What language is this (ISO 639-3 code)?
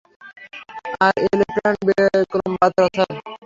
ben